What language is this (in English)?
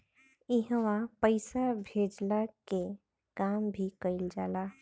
Bhojpuri